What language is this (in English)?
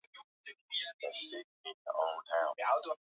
Swahili